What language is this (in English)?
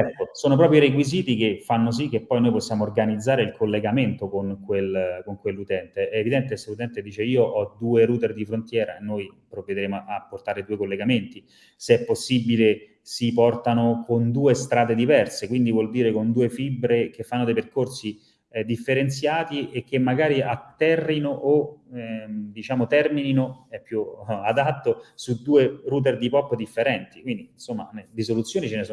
Italian